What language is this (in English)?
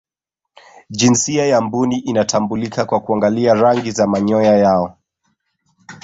Swahili